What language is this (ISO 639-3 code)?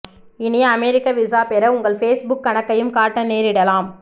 tam